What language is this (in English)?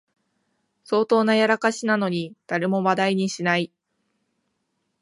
Japanese